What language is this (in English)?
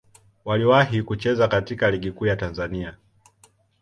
Swahili